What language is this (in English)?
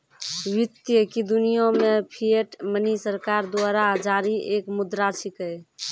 Maithili